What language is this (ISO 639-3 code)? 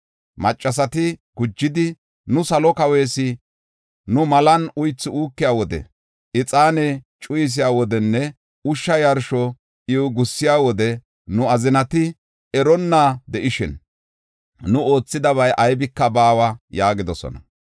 gof